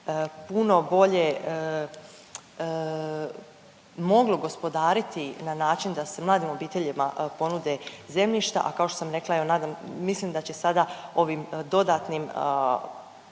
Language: Croatian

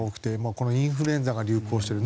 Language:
Japanese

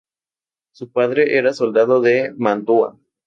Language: Spanish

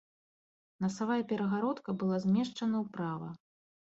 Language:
Belarusian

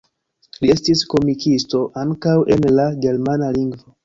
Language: Esperanto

